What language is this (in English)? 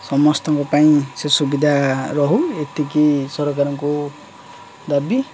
Odia